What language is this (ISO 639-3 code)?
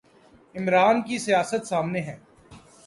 urd